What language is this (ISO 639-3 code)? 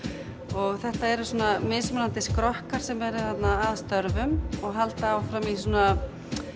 isl